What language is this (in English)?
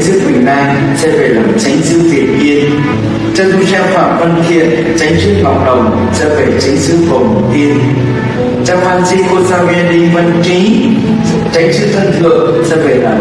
Vietnamese